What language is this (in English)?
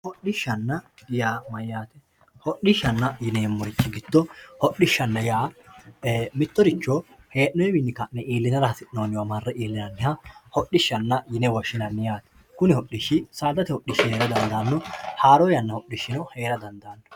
Sidamo